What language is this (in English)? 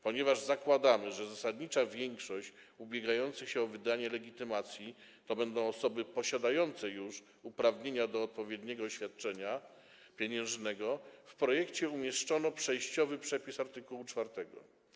Polish